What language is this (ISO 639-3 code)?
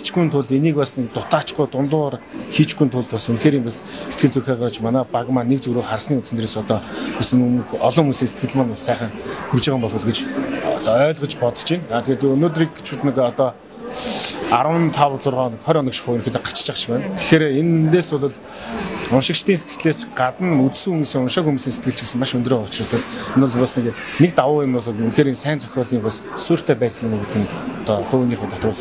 tur